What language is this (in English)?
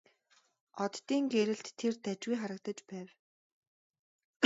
Mongolian